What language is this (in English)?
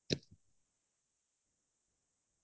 Assamese